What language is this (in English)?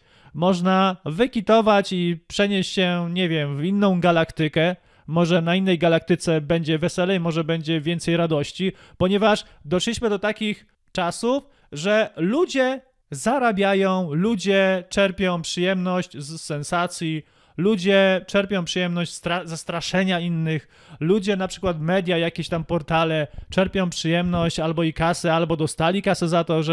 Polish